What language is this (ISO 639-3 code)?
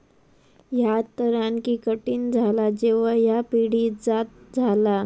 mar